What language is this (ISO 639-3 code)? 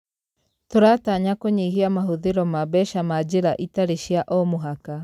kik